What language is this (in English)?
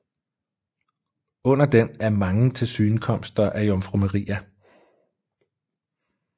Danish